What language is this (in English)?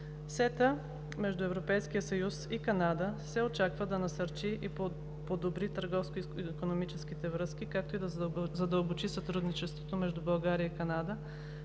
Bulgarian